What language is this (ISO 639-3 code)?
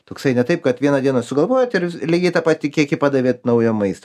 lit